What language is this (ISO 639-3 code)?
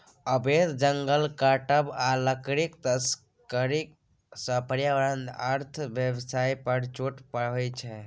mai